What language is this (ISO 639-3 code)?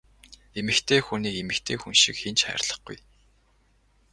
mon